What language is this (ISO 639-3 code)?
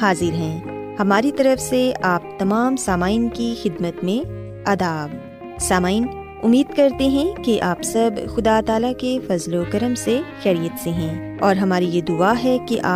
urd